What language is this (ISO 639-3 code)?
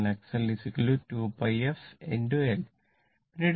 mal